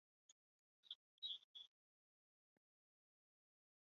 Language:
Arabic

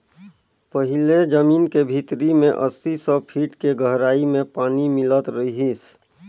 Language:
Chhattisgarhi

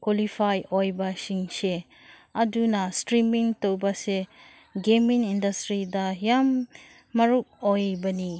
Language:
Manipuri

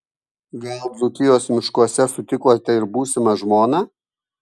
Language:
Lithuanian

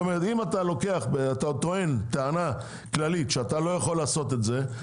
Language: Hebrew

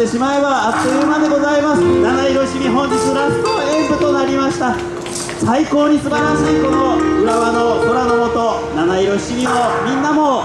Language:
Japanese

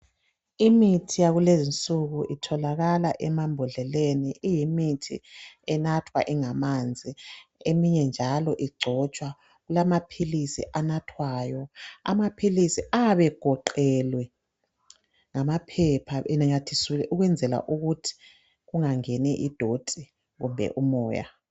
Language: North Ndebele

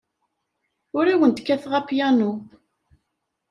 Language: Kabyle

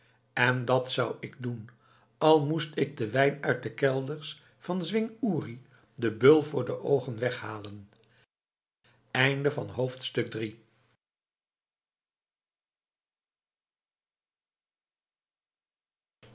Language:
Dutch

